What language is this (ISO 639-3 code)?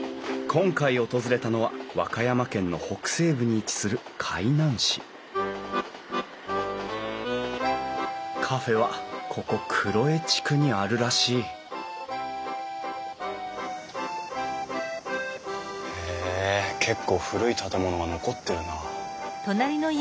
jpn